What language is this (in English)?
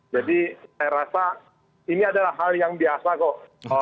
Indonesian